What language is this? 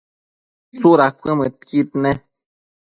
Matsés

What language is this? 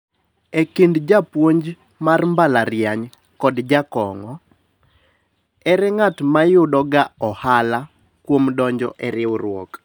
Luo (Kenya and Tanzania)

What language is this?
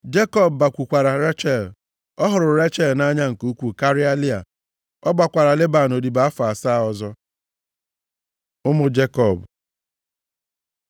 Igbo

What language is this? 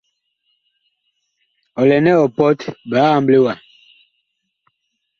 Bakoko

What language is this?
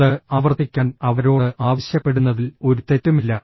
Malayalam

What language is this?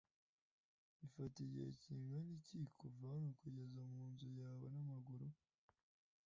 Kinyarwanda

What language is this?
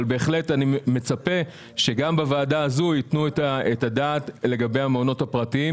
Hebrew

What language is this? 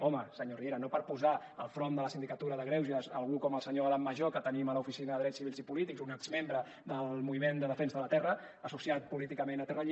Catalan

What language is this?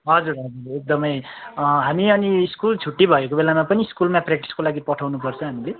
Nepali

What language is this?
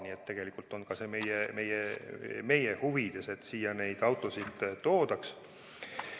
Estonian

